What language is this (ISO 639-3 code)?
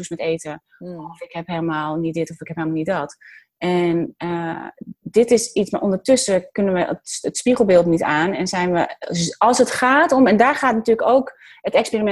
nld